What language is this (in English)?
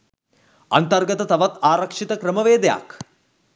Sinhala